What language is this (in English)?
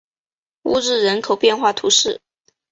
Chinese